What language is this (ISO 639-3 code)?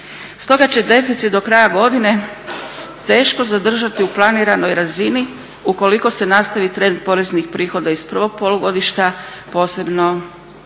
hrv